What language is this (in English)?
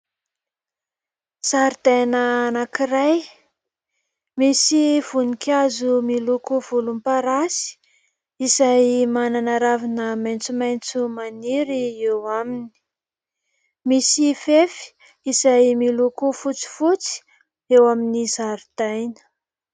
Malagasy